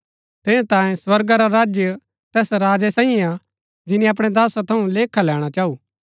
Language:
Gaddi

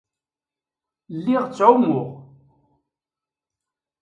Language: Kabyle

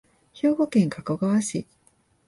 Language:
Japanese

